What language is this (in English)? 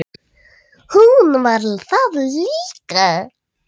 Icelandic